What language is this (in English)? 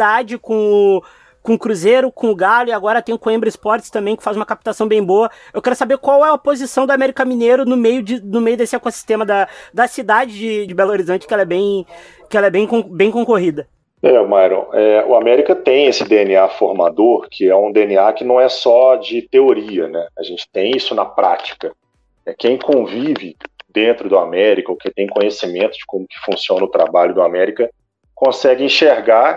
Portuguese